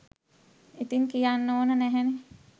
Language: Sinhala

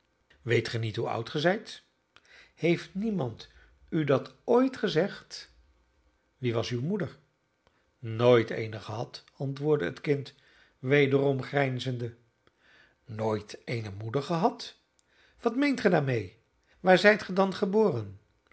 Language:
Dutch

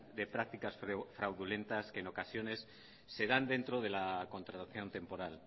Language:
Spanish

